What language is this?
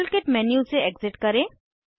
Hindi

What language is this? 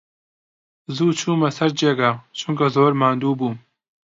Central Kurdish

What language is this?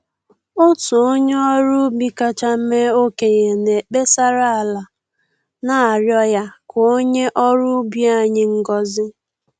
Igbo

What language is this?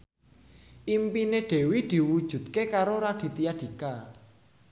Javanese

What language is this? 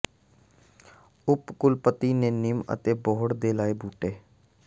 Punjabi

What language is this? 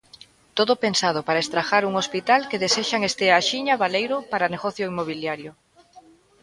Galician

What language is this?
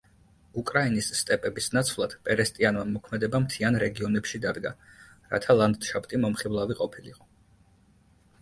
Georgian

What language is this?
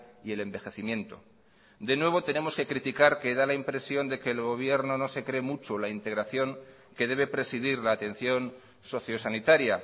Spanish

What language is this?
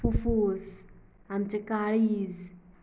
Konkani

